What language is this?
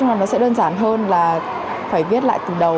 Vietnamese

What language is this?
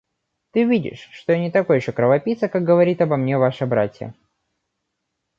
Russian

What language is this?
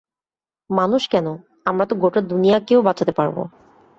Bangla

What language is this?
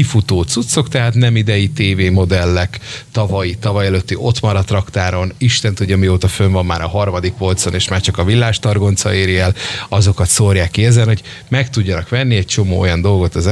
Hungarian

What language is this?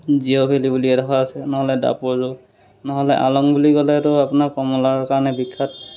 Assamese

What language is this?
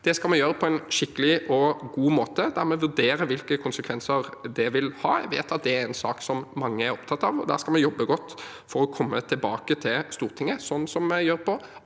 Norwegian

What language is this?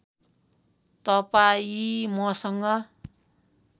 Nepali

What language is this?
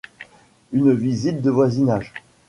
French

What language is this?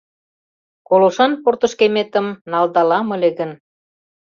Mari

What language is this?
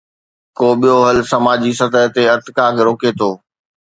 Sindhi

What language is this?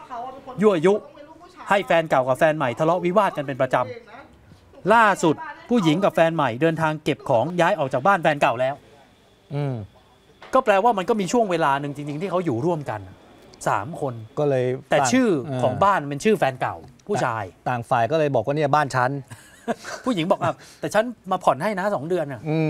Thai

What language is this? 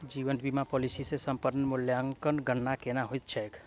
Maithili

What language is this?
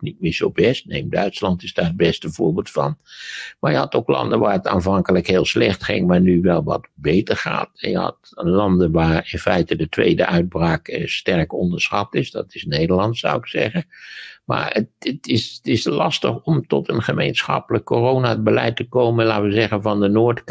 Dutch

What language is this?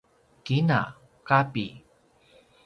Paiwan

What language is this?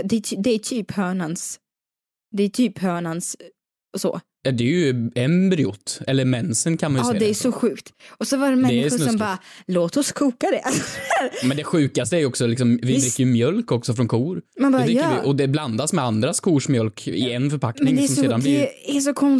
Swedish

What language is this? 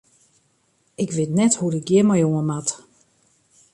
Western Frisian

